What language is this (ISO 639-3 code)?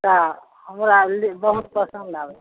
mai